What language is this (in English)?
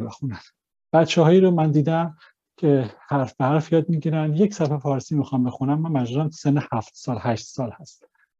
Persian